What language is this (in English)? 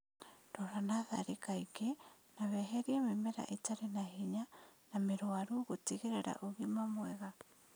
Kikuyu